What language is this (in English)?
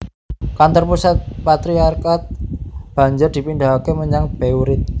Javanese